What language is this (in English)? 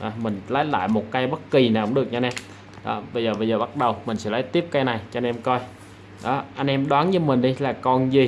Vietnamese